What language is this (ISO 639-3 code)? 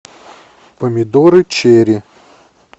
rus